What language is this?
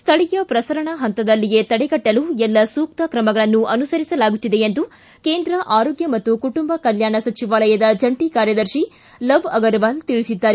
Kannada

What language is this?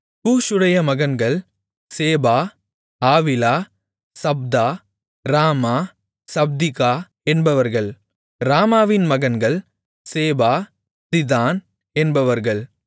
Tamil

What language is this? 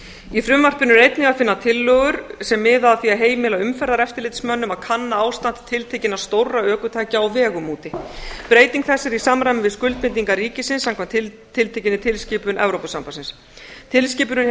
Icelandic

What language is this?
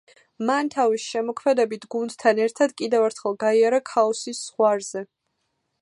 Georgian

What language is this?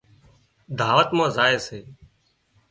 Wadiyara Koli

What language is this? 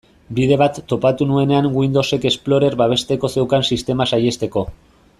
Basque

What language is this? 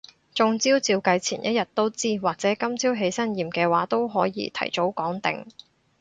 Cantonese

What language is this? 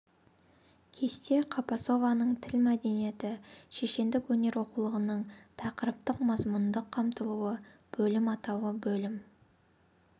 Kazakh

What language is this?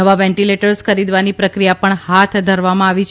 Gujarati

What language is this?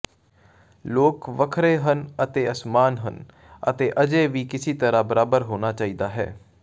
Punjabi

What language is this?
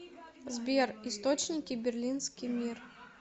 Russian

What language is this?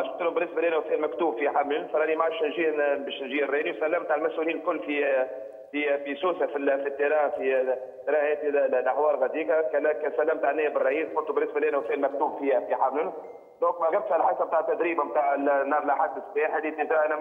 Arabic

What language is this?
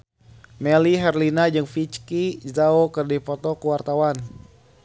Sundanese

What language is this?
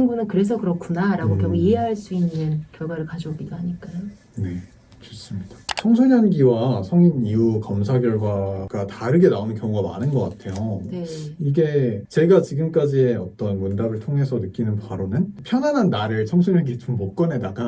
Korean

